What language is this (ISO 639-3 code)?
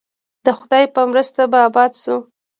pus